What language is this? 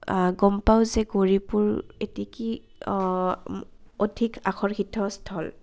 Assamese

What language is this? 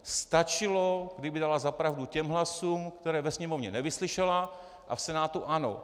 Czech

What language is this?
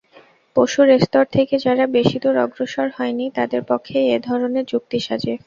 Bangla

